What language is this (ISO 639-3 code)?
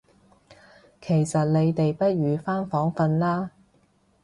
yue